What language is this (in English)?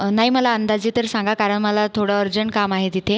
Marathi